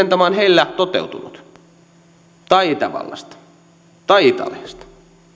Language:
Finnish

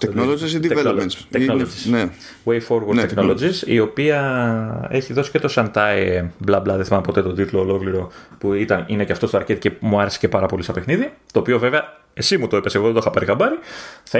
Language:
Greek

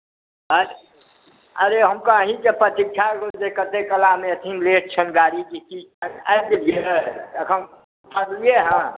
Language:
Maithili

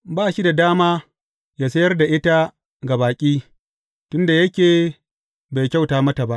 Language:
Hausa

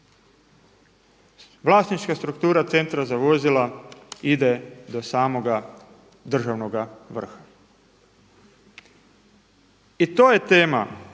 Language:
Croatian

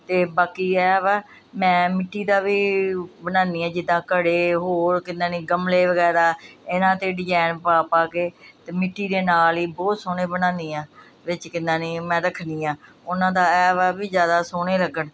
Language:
Punjabi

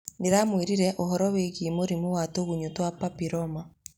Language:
Kikuyu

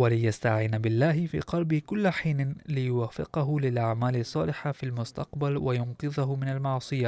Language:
Arabic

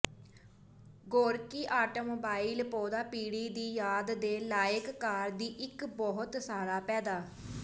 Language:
Punjabi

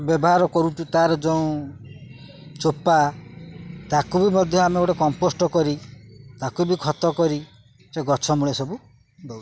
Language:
Odia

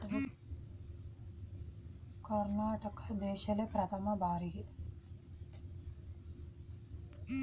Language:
Kannada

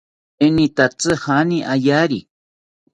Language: South Ucayali Ashéninka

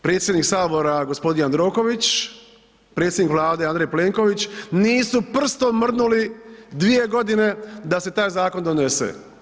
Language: Croatian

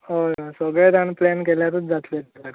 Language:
Konkani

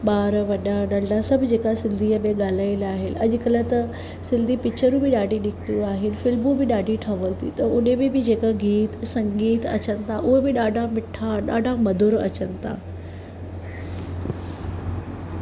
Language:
Sindhi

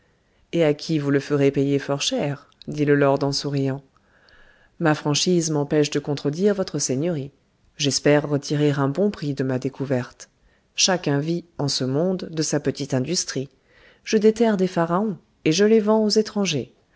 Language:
French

